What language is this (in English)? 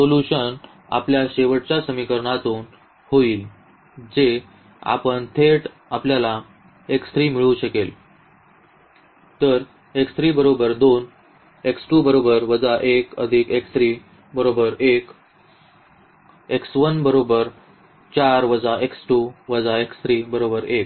Marathi